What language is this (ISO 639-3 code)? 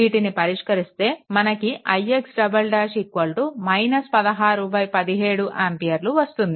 tel